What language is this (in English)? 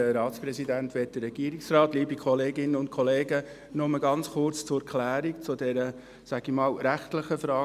Swiss German